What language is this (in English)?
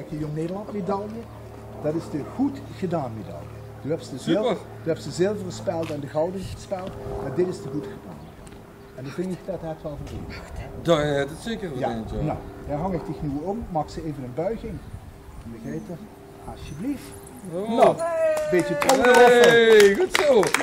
Dutch